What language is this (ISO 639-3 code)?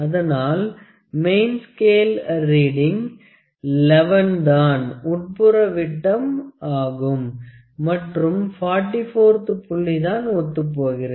tam